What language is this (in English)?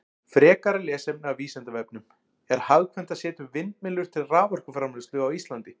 Icelandic